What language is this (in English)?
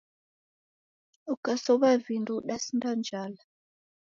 Taita